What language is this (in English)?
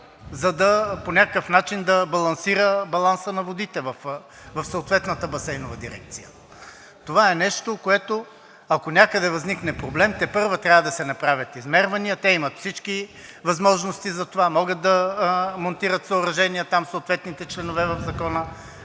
Bulgarian